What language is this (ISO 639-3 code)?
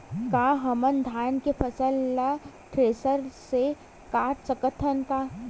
hne